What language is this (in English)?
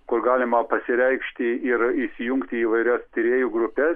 Lithuanian